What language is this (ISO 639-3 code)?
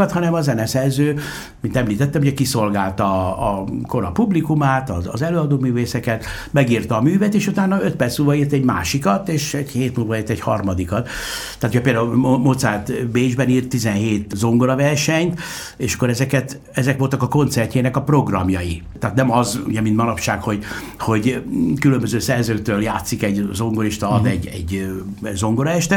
hun